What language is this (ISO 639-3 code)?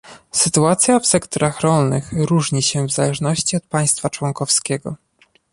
pol